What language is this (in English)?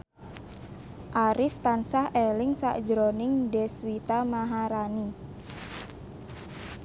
Javanese